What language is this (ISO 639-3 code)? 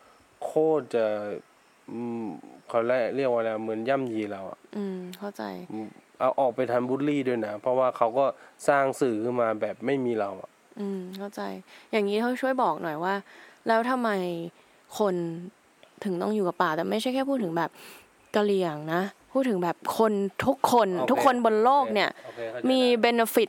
tha